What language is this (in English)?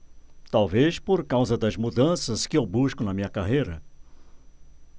Portuguese